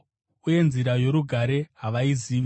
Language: Shona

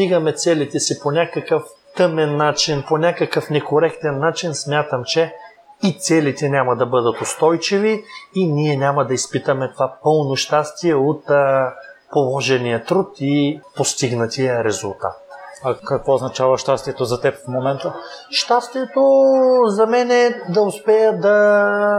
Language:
Bulgarian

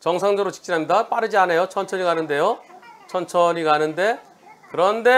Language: Korean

